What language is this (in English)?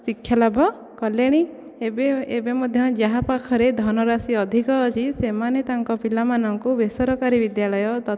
Odia